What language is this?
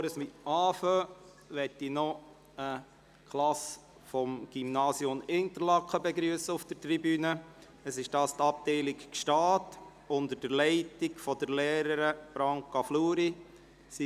Swiss German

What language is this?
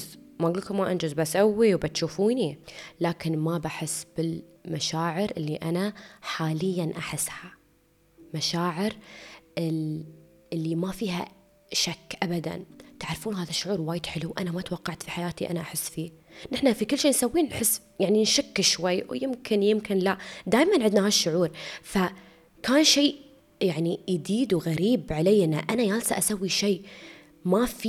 Arabic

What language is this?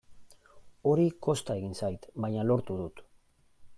Basque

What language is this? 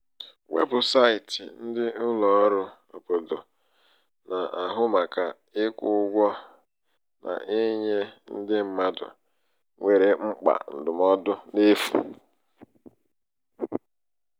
Igbo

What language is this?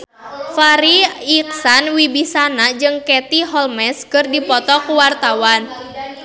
Sundanese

